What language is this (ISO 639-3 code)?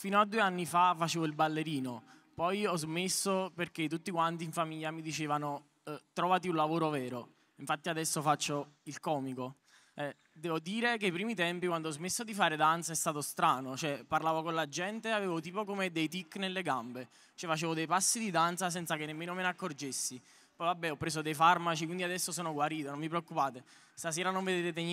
ita